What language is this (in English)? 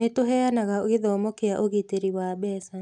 Kikuyu